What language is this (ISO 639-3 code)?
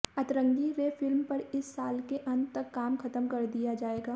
hin